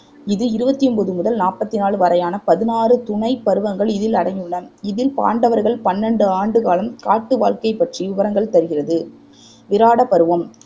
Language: Tamil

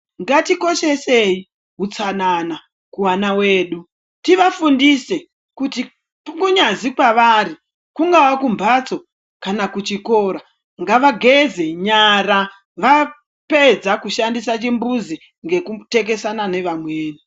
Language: Ndau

